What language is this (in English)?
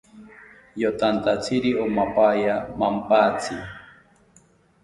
South Ucayali Ashéninka